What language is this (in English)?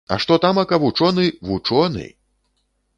Belarusian